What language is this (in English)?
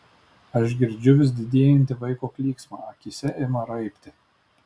Lithuanian